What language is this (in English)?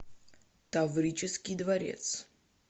Russian